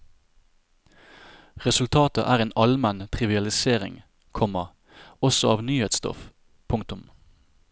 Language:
Norwegian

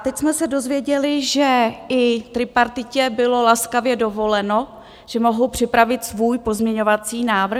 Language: Czech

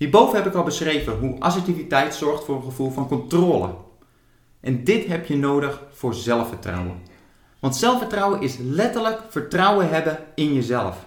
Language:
Dutch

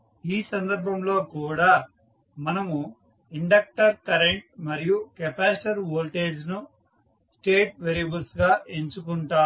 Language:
Telugu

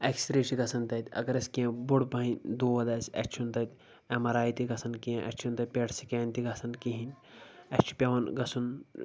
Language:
Kashmiri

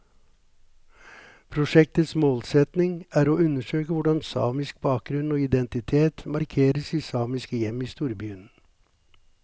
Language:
Norwegian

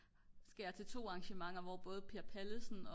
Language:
Danish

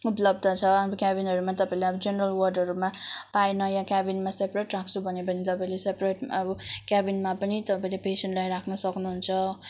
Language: Nepali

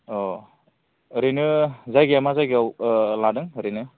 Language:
Bodo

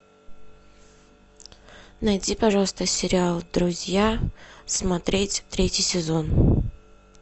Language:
Russian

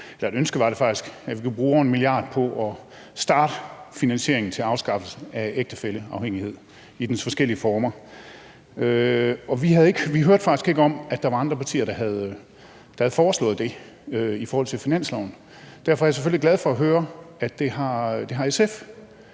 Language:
Danish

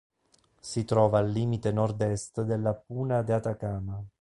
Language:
Italian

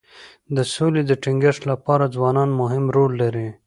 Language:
Pashto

